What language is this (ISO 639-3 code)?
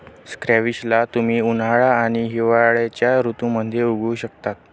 mar